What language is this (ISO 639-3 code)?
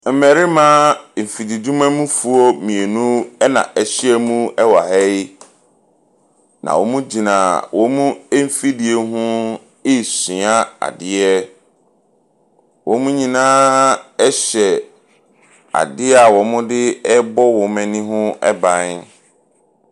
aka